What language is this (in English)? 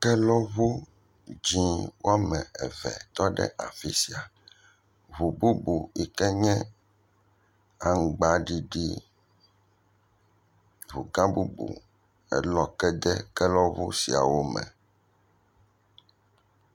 Ewe